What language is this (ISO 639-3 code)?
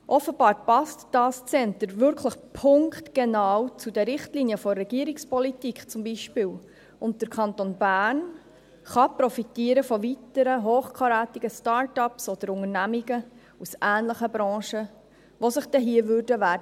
gsw